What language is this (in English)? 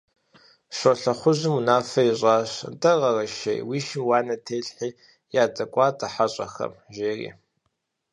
Kabardian